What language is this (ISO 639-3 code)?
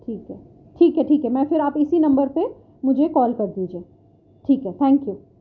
urd